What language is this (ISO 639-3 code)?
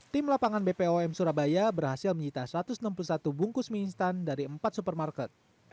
ind